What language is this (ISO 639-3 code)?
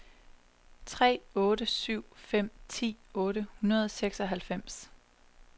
dan